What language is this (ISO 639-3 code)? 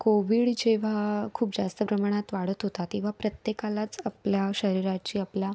mar